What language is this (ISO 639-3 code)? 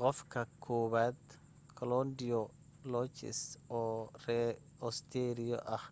som